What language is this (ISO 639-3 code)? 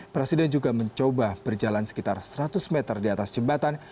ind